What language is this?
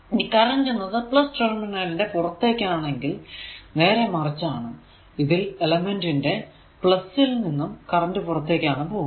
Malayalam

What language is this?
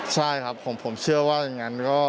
Thai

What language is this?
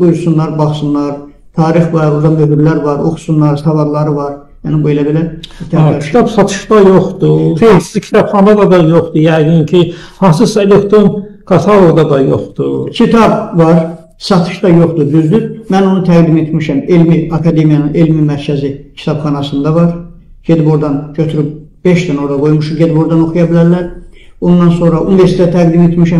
Turkish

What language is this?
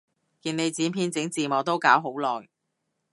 Cantonese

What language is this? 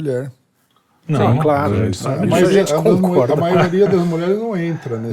Portuguese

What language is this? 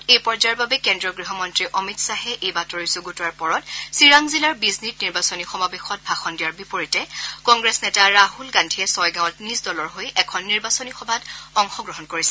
Assamese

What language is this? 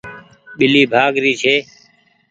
Goaria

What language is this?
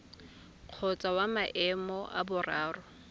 Tswana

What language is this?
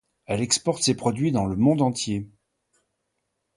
French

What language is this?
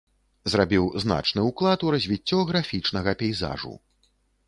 Belarusian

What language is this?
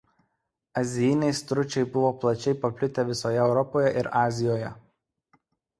Lithuanian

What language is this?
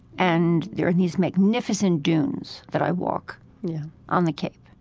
English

